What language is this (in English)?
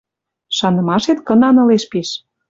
Western Mari